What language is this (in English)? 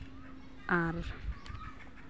Santali